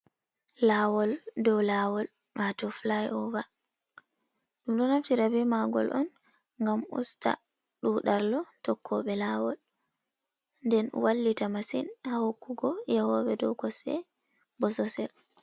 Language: Fula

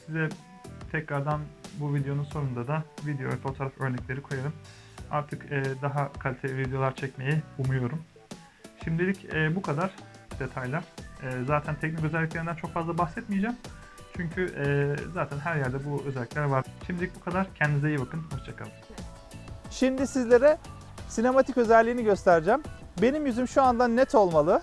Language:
Turkish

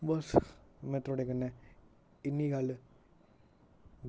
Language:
Dogri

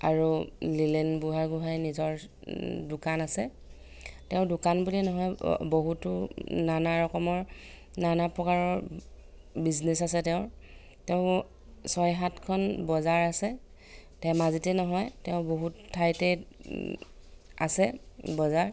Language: Assamese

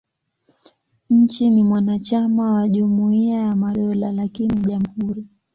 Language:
Swahili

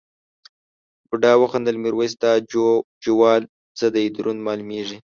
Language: Pashto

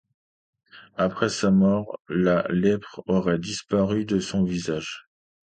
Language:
French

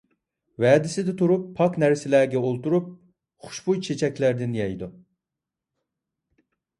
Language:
Uyghur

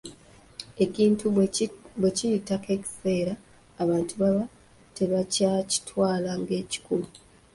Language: Ganda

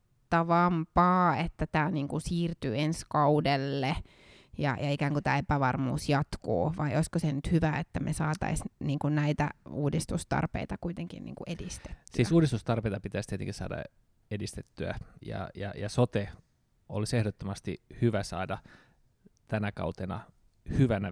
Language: Finnish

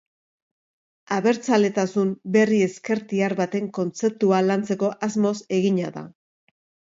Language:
Basque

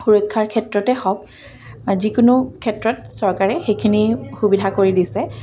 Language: Assamese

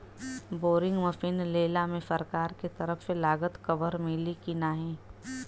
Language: Bhojpuri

